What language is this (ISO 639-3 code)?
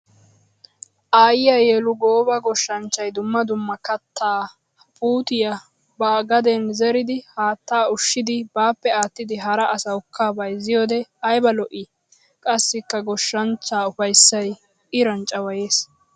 wal